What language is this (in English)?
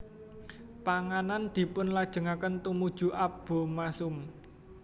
Javanese